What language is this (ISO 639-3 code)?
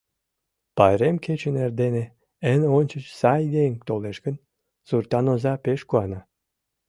chm